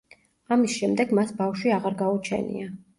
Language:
Georgian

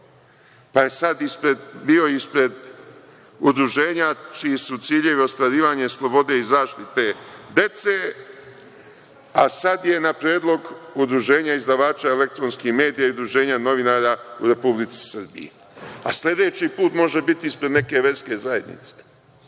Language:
Serbian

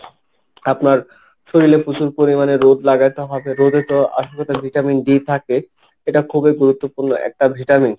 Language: Bangla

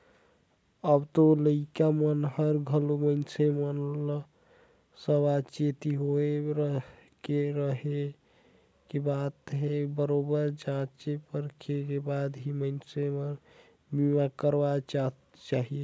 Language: Chhattisgarhi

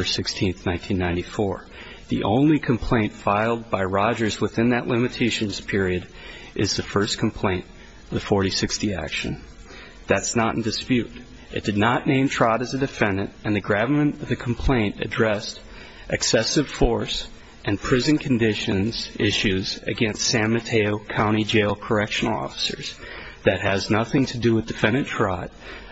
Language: English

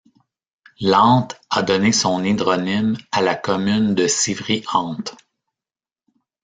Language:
French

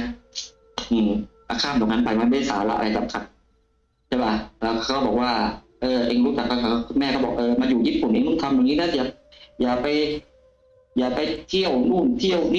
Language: Thai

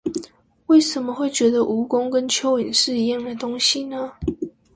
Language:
Chinese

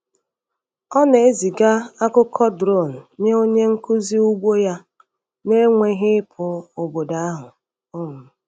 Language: Igbo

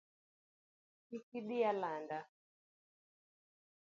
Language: Luo (Kenya and Tanzania)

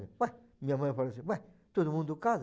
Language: Portuguese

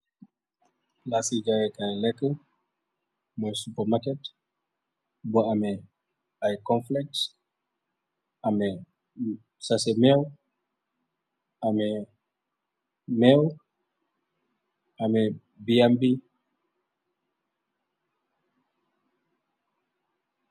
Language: Wolof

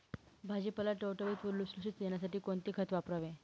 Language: Marathi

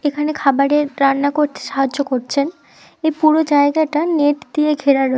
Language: Bangla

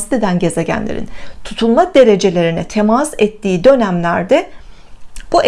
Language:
Turkish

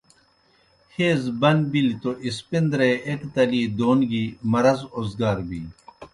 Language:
Kohistani Shina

